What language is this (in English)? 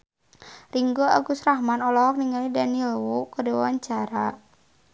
Sundanese